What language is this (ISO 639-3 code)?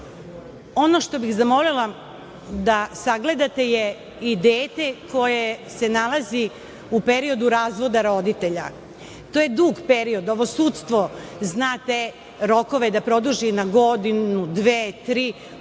srp